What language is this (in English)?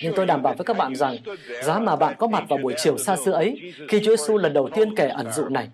Vietnamese